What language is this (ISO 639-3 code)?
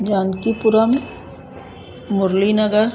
snd